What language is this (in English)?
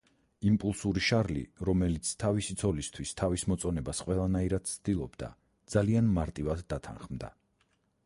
Georgian